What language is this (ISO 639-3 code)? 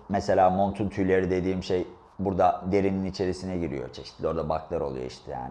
tur